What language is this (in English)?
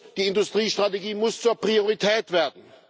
German